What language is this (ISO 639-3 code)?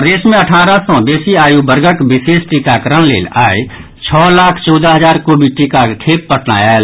mai